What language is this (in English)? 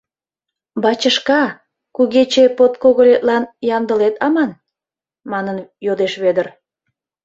Mari